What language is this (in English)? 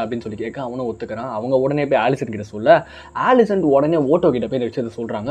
Romanian